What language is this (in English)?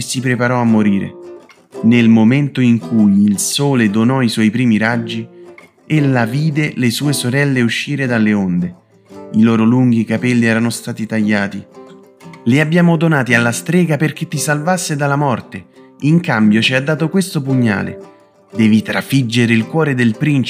Italian